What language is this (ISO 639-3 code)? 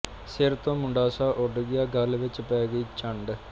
pan